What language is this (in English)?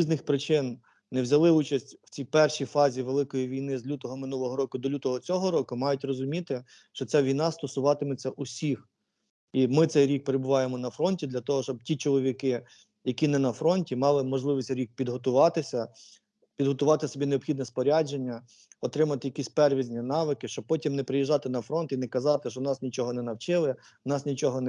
Ukrainian